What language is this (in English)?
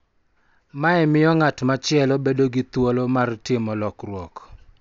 Luo (Kenya and Tanzania)